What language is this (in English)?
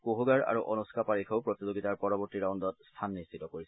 Assamese